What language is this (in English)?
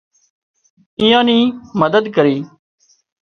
Wadiyara Koli